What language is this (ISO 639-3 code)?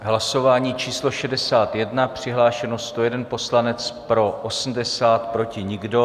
ces